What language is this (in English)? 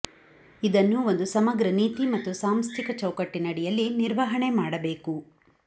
Kannada